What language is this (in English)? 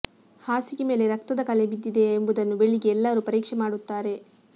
Kannada